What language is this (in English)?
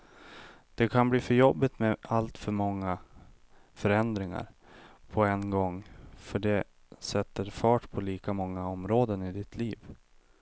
Swedish